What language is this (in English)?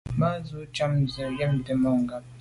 Medumba